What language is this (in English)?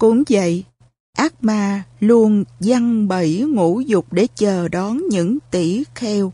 Vietnamese